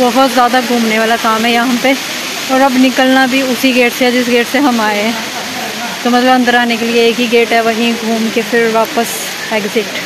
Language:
Hindi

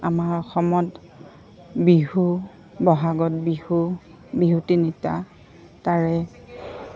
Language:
Assamese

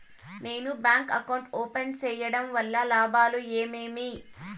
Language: Telugu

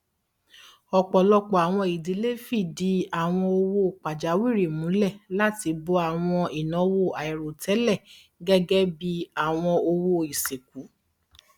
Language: Yoruba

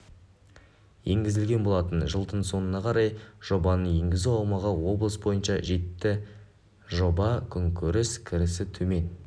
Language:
Kazakh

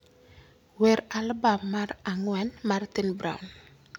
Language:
Luo (Kenya and Tanzania)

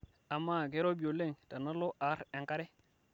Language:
Masai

